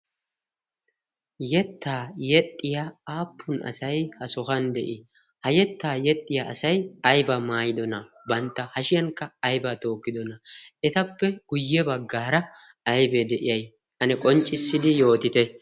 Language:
Wolaytta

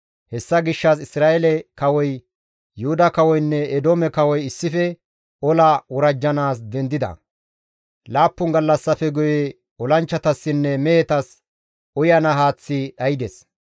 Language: Gamo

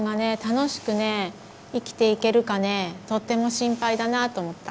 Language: Japanese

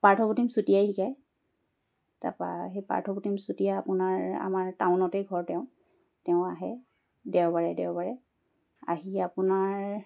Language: Assamese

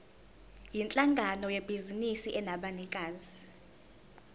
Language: Zulu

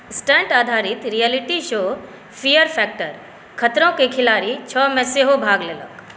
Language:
Maithili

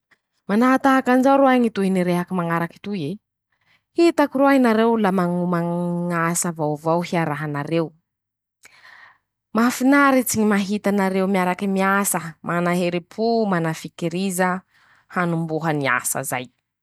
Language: Masikoro Malagasy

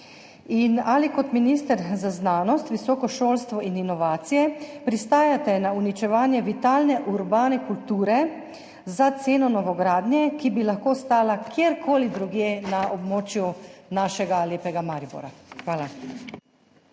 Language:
Slovenian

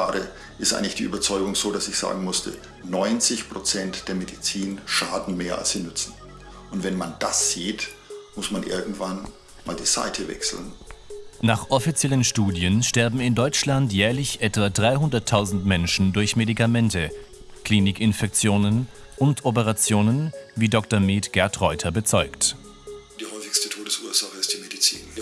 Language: German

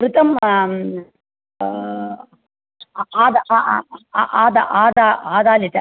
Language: Sanskrit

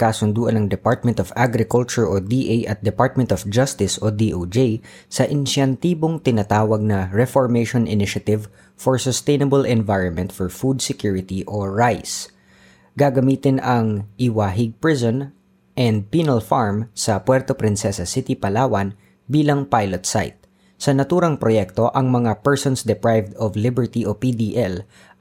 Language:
Filipino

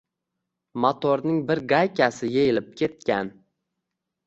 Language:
Uzbek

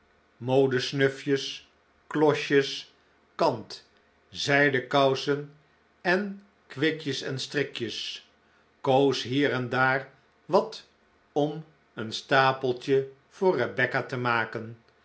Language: Dutch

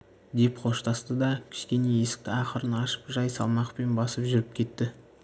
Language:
Kazakh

